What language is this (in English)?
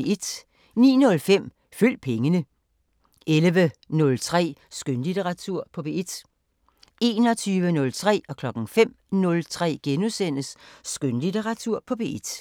Danish